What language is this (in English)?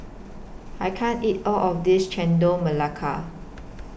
English